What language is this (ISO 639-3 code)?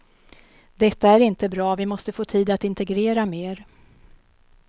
swe